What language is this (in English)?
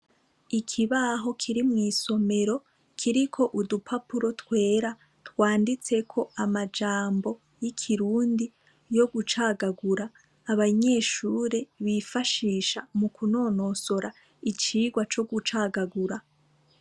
Rundi